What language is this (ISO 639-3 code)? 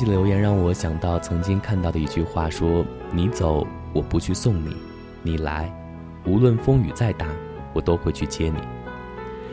zho